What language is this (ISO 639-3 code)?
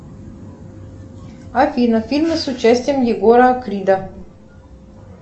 rus